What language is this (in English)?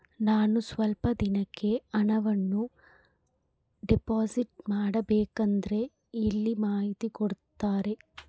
Kannada